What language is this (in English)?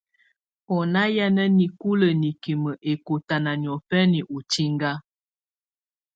Tunen